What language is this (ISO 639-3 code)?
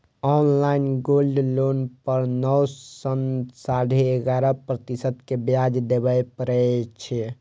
mai